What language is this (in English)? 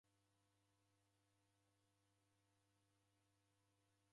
Taita